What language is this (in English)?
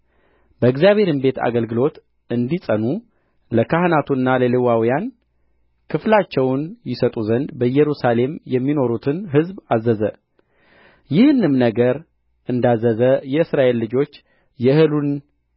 Amharic